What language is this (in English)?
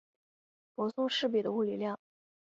Chinese